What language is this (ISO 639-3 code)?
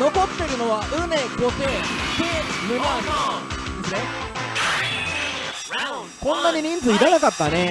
jpn